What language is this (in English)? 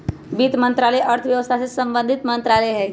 Magahi